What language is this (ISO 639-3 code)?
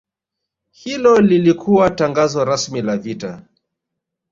swa